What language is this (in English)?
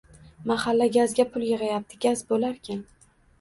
Uzbek